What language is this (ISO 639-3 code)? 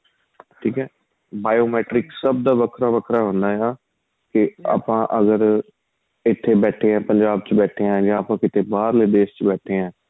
pan